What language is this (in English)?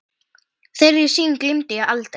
Icelandic